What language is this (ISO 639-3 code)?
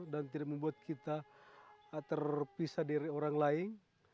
ind